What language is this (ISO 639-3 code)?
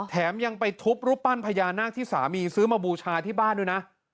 tha